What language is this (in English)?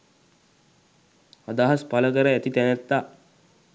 Sinhala